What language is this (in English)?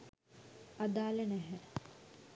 Sinhala